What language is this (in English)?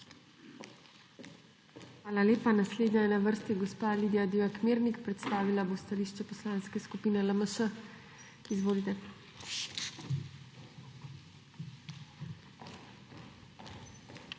Slovenian